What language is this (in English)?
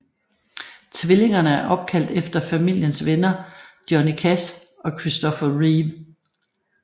Danish